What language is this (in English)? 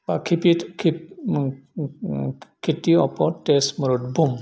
Bodo